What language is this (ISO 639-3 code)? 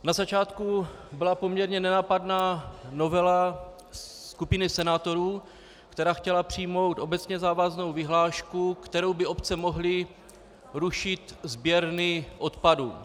ces